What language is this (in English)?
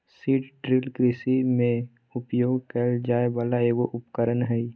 Magahi